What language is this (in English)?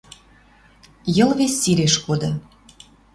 Western Mari